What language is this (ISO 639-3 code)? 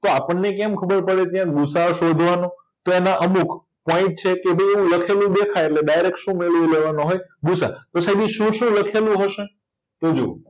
guj